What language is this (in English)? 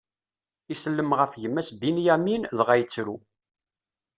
Kabyle